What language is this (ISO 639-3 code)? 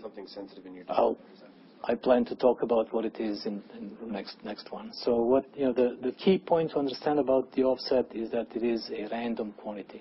eng